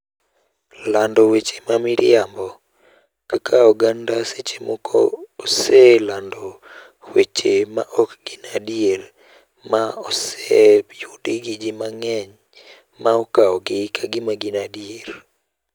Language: Luo (Kenya and Tanzania)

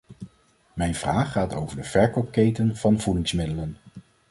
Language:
Dutch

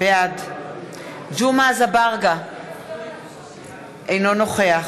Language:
Hebrew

